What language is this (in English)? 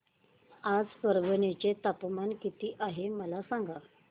Marathi